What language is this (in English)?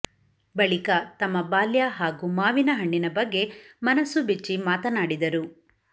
Kannada